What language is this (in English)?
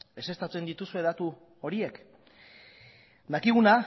Basque